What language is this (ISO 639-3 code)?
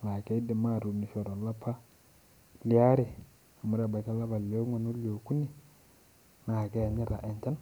mas